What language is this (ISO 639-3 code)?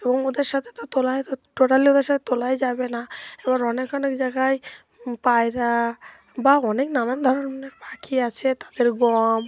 ben